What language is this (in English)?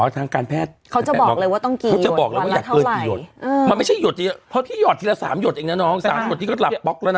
Thai